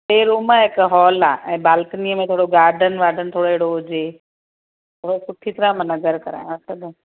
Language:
Sindhi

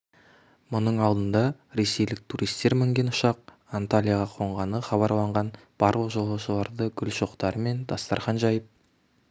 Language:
Kazakh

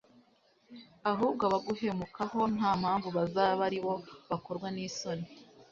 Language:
Kinyarwanda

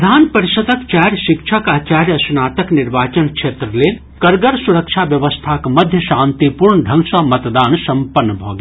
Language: Maithili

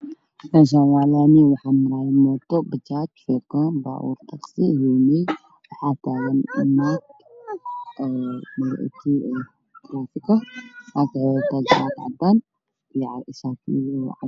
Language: Somali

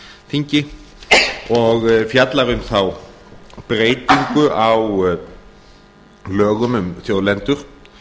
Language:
Icelandic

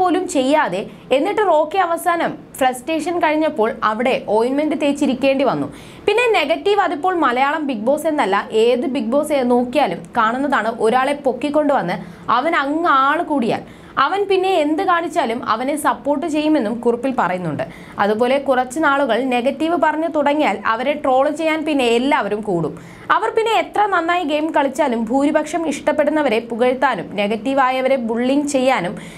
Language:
Malayalam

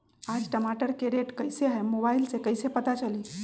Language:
Magahi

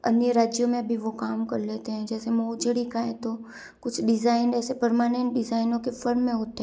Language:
Hindi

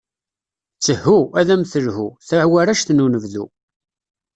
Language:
Kabyle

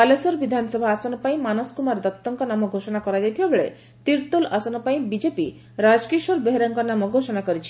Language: Odia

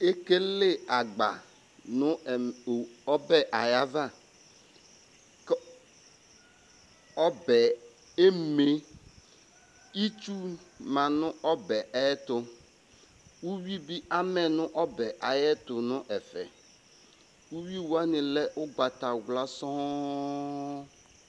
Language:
Ikposo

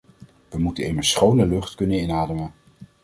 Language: Dutch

